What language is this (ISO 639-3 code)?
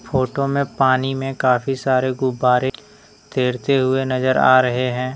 hin